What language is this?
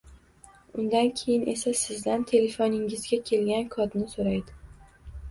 Uzbek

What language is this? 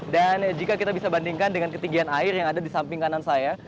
Indonesian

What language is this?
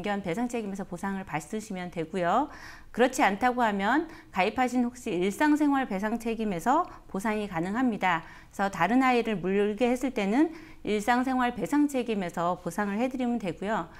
Korean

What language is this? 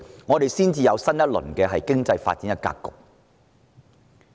Cantonese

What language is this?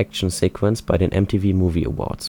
German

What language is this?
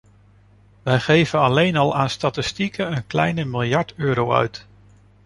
Dutch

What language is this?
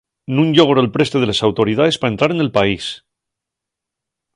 Asturian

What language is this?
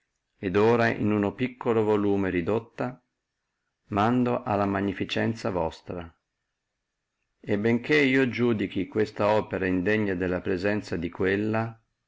Italian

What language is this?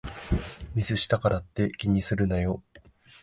Japanese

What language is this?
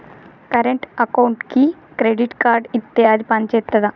Telugu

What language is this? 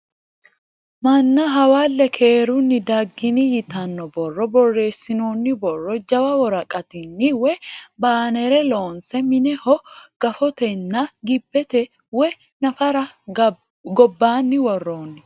Sidamo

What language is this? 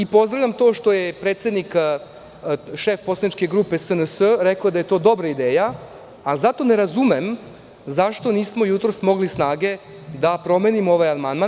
Serbian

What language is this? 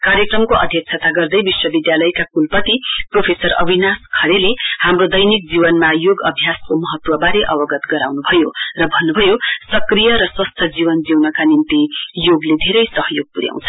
Nepali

